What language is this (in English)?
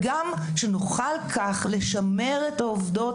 Hebrew